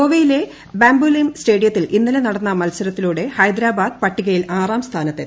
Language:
Malayalam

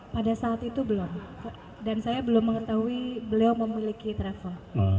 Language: Indonesian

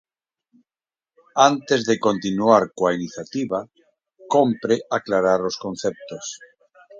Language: Galician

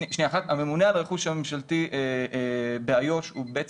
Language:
Hebrew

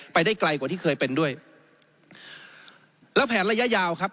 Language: Thai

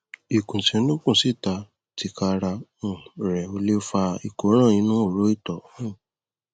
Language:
Yoruba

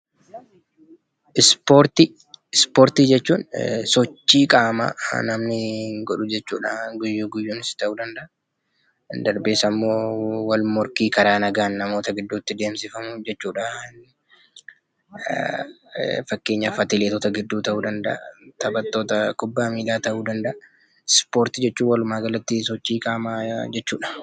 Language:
Oromo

